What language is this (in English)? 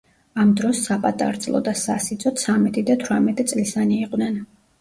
Georgian